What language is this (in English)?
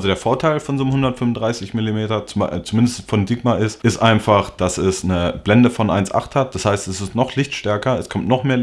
German